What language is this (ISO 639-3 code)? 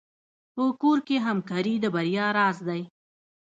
pus